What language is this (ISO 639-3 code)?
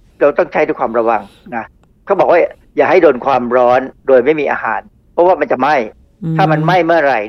tha